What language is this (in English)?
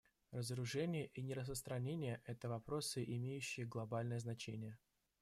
Russian